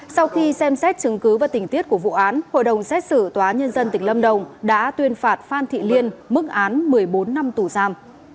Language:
Vietnamese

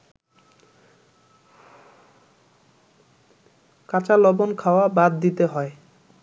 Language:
Bangla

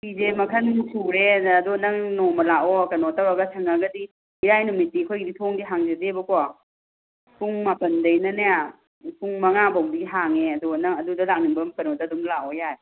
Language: Manipuri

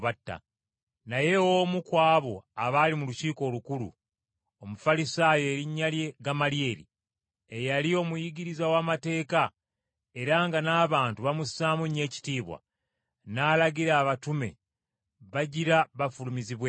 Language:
Ganda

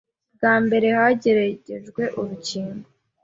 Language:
Kinyarwanda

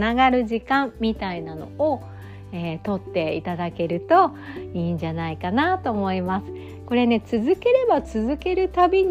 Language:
Japanese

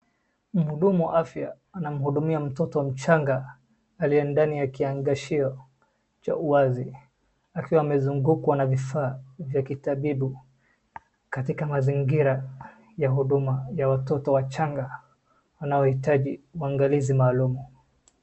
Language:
Swahili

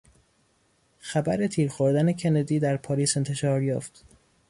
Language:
Persian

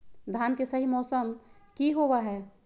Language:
Magahi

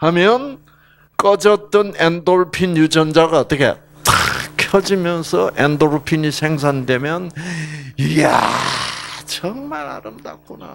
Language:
Korean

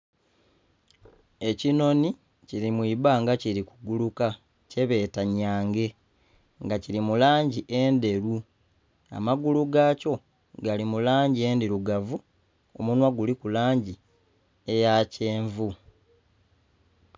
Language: Soga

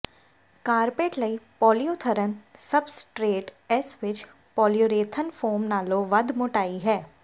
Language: Punjabi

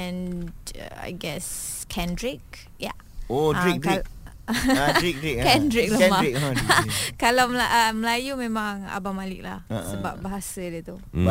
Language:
Malay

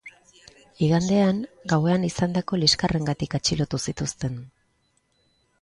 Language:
Basque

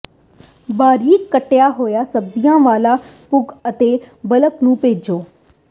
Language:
Punjabi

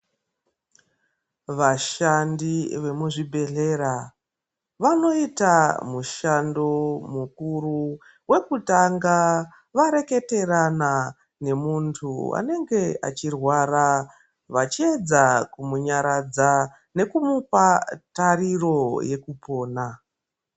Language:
Ndau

